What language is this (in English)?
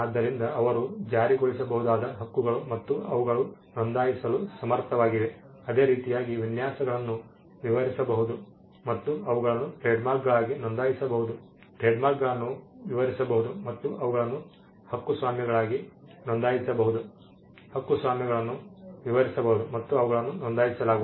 Kannada